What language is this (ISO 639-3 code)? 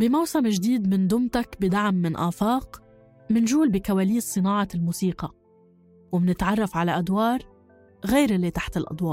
ara